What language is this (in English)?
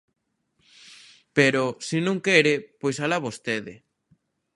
Galician